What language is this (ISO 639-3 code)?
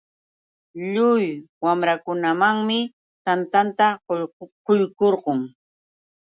qux